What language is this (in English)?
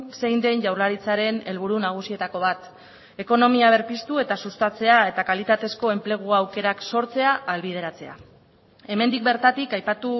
Basque